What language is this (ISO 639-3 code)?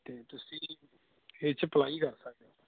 pan